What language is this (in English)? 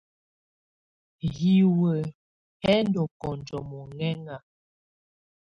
Tunen